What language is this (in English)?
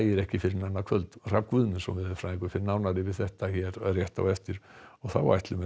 Icelandic